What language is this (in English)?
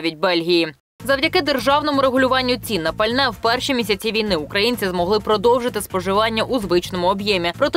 Ukrainian